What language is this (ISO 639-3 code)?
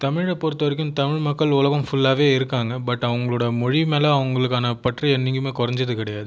tam